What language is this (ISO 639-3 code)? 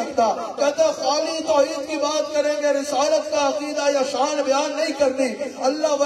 ara